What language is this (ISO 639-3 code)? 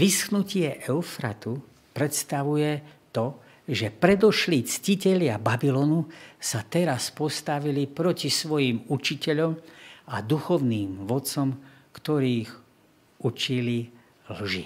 slk